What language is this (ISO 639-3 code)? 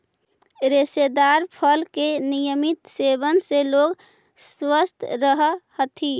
mag